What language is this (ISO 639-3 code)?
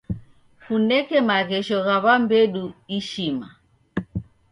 dav